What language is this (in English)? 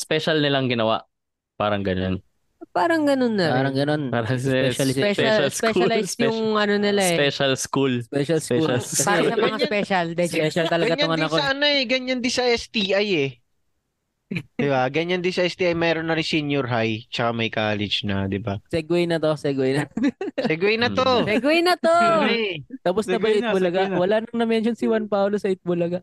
Filipino